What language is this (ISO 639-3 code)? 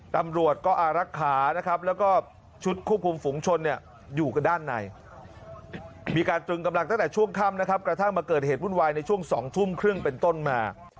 tha